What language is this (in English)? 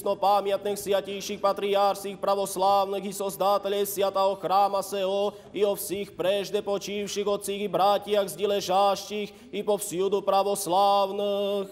Ukrainian